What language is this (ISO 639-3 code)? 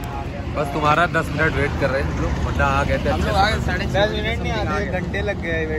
hin